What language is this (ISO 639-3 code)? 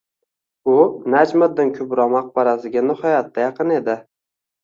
uzb